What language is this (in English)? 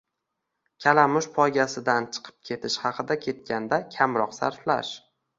Uzbek